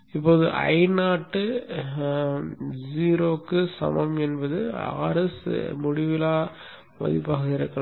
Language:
Tamil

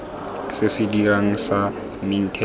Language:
Tswana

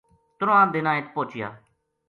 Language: Gujari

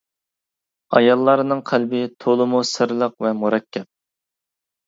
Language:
Uyghur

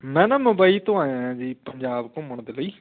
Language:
Punjabi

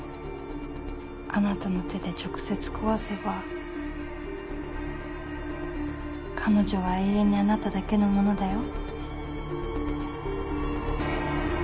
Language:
Japanese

